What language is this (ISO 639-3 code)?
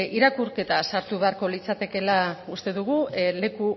eus